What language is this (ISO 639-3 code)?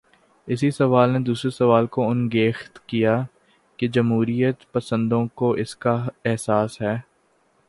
urd